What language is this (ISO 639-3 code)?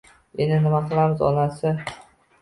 uzb